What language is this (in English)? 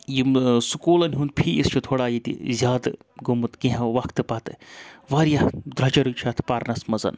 Kashmiri